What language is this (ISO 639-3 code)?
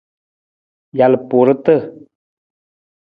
nmz